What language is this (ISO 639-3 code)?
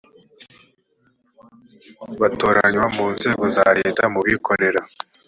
kin